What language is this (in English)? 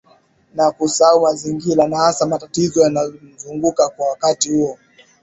Swahili